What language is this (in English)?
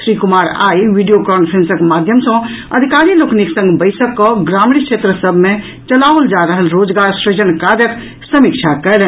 Maithili